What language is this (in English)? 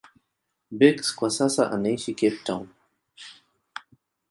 Swahili